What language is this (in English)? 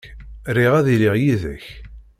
Kabyle